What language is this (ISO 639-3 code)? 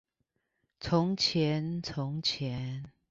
zho